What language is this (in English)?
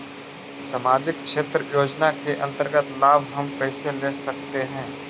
Magahi